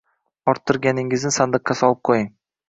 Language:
Uzbek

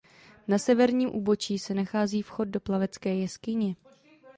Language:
Czech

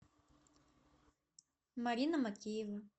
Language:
Russian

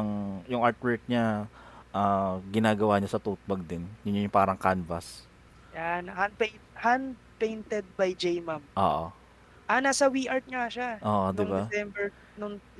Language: Filipino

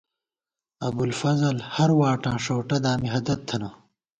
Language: Gawar-Bati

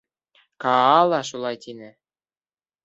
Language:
Bashkir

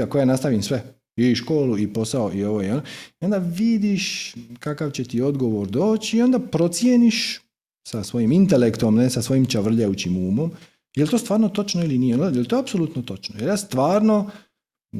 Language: Croatian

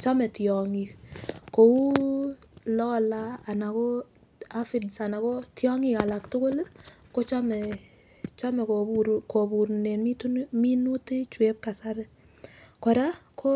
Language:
Kalenjin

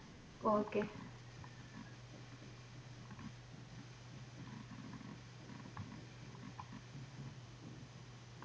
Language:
Punjabi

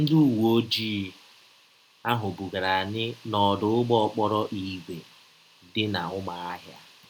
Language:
Igbo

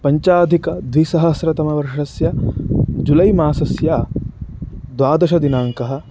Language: Sanskrit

